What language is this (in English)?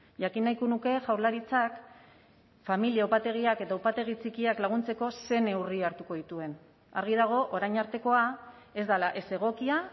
Basque